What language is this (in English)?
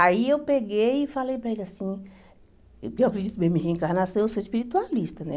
Portuguese